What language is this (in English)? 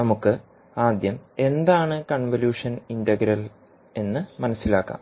Malayalam